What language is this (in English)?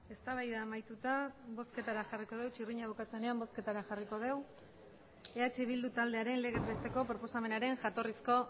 Basque